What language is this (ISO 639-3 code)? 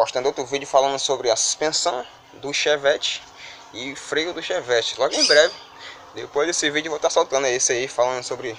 por